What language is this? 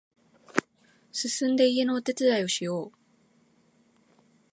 Japanese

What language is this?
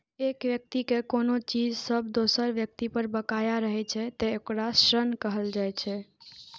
Maithili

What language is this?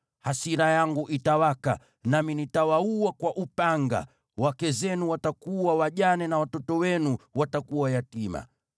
Swahili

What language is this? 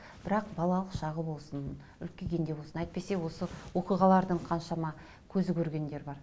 Kazakh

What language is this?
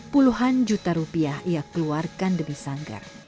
Indonesian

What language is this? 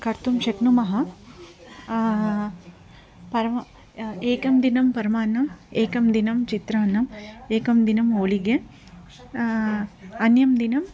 Sanskrit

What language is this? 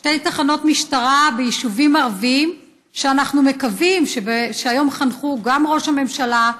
Hebrew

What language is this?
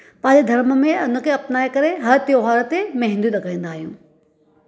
Sindhi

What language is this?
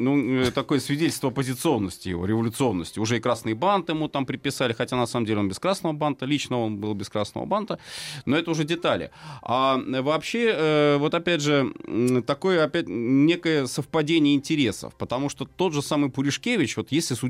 Russian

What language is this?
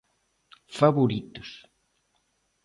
Galician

